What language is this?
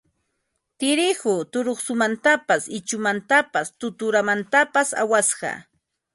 Ambo-Pasco Quechua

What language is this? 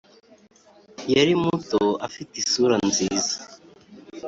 Kinyarwanda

